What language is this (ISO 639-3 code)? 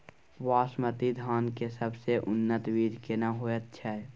mai